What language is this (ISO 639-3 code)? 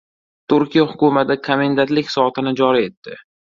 uzb